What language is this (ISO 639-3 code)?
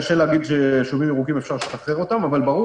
heb